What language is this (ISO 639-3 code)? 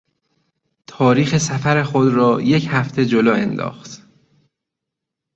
fas